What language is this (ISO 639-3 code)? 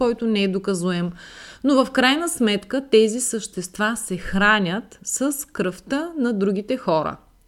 bul